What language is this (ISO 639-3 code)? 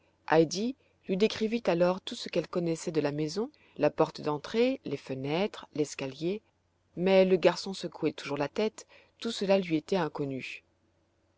fra